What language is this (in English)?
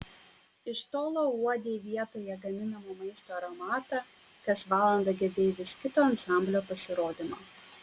Lithuanian